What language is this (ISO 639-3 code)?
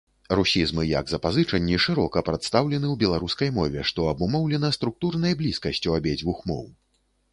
bel